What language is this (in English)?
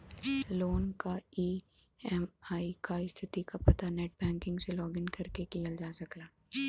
Bhojpuri